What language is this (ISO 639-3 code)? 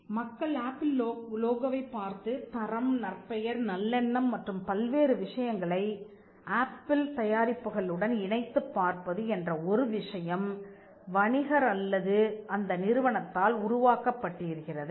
tam